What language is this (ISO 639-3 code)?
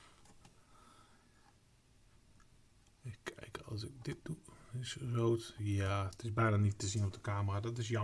nld